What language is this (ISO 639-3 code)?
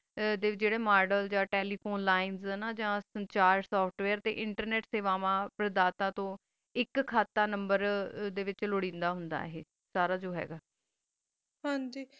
pan